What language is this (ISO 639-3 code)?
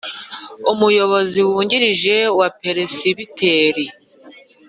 kin